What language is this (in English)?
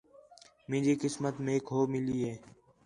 Khetrani